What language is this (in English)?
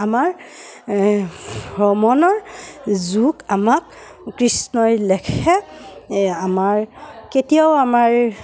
Assamese